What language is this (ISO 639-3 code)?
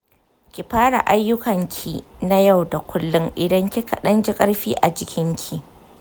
hau